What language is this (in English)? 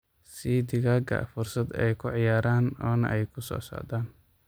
Somali